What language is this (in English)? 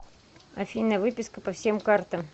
Russian